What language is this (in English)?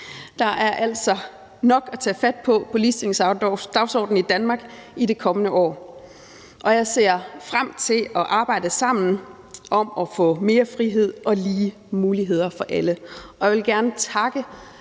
Danish